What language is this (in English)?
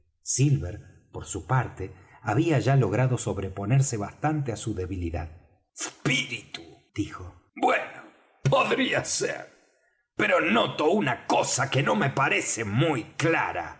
Spanish